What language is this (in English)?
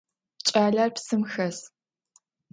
Adyghe